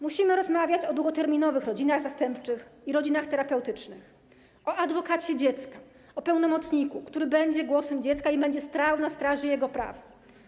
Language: Polish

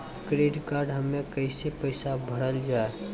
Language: Maithili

